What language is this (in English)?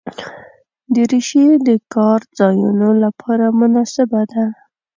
Pashto